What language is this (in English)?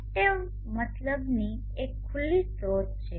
Gujarati